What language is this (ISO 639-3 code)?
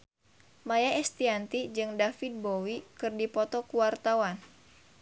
sun